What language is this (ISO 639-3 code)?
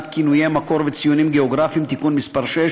heb